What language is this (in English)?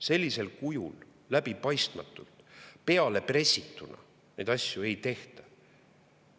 Estonian